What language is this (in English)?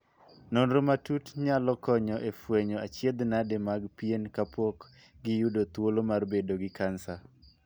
Luo (Kenya and Tanzania)